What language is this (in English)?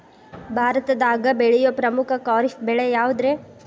Kannada